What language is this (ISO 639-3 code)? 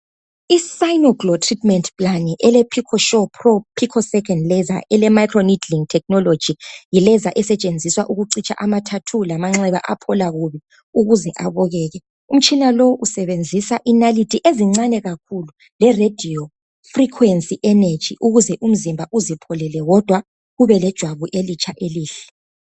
nde